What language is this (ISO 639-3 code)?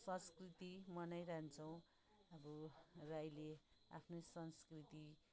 nep